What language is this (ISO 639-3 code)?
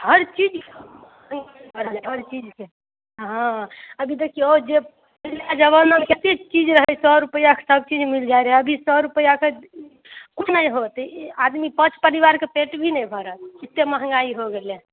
mai